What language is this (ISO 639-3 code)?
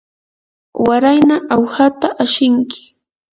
qur